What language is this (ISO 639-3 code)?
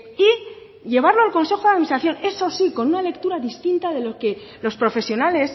spa